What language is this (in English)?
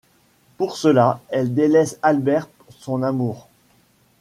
French